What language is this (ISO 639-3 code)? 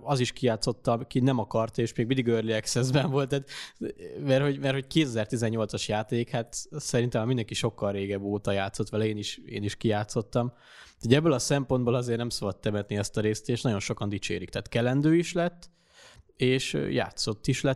hun